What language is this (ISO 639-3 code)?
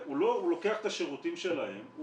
heb